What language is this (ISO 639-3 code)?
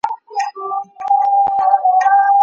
pus